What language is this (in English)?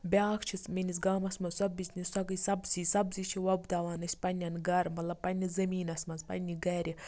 Kashmiri